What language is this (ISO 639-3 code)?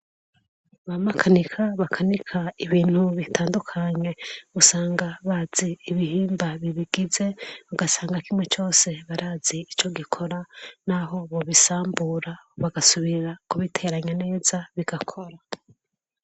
run